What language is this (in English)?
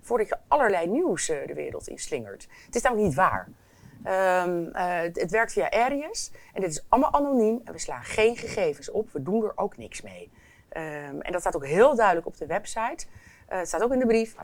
Dutch